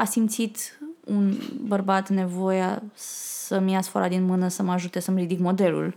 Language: Romanian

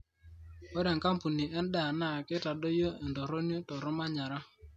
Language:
Masai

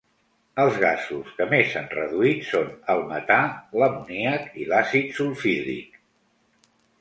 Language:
Catalan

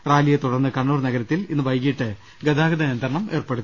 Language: Malayalam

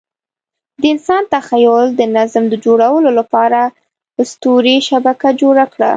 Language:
Pashto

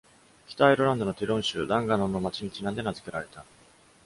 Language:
Japanese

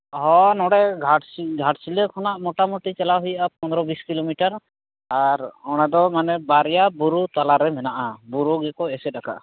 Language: Santali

